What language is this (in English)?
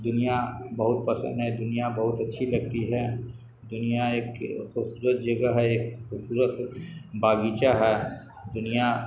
Urdu